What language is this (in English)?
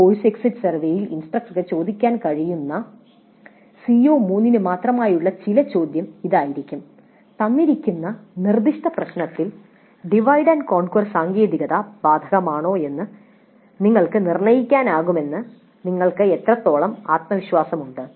Malayalam